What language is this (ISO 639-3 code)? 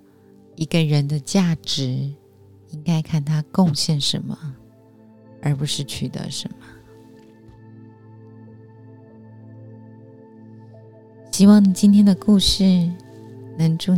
zho